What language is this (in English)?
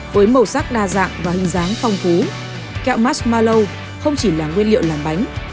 Vietnamese